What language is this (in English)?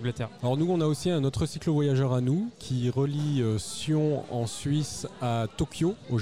French